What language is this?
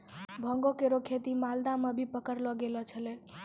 Maithili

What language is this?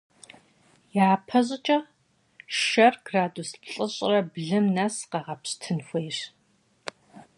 Kabardian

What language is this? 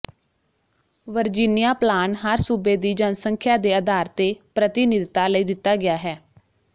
Punjabi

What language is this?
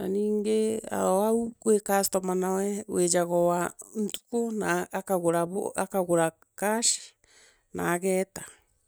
Meru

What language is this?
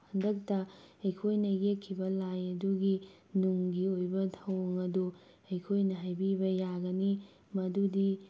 Manipuri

